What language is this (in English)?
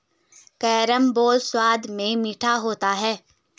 Hindi